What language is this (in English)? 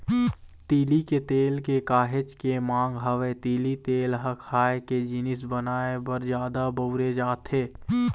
Chhattisgarhi